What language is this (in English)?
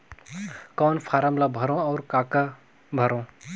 Chhattisgarhi